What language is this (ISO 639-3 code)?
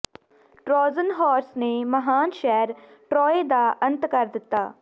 pan